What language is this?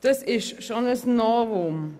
Swiss German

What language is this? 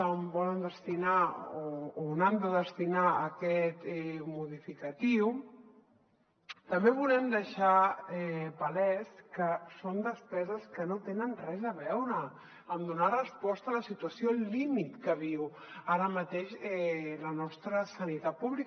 Catalan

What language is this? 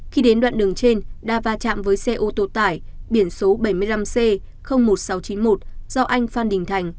Vietnamese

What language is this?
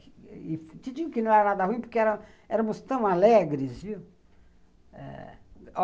Portuguese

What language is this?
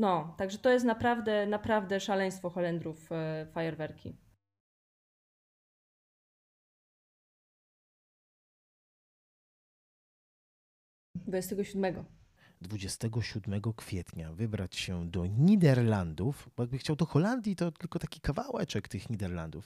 Polish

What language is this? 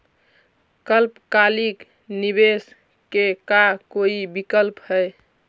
Magahi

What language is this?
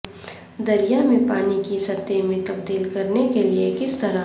Urdu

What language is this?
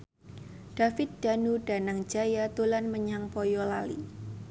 Javanese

